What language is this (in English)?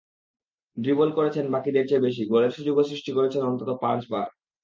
Bangla